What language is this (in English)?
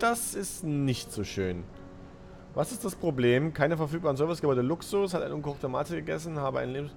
German